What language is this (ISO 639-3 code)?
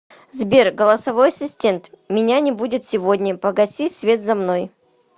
rus